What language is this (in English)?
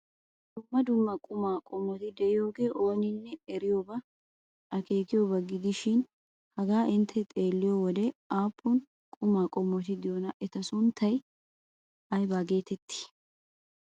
Wolaytta